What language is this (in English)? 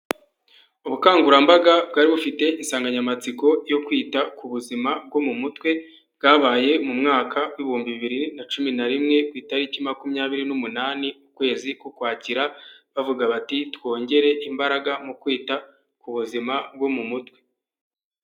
Kinyarwanda